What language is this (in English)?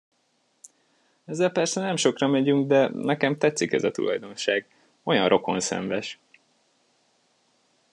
Hungarian